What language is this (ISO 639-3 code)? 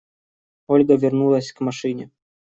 rus